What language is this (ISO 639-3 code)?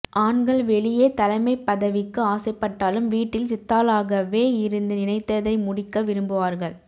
tam